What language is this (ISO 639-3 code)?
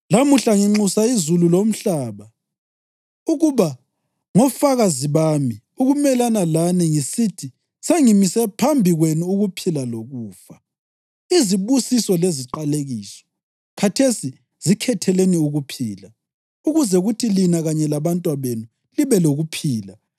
nde